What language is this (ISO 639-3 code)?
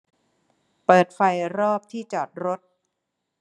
tha